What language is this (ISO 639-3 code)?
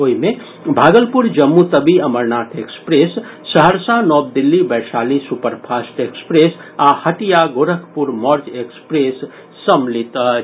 mai